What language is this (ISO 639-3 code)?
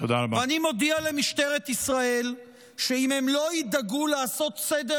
heb